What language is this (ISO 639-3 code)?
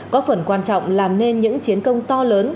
vie